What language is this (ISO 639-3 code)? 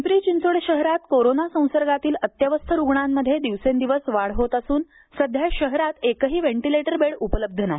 mar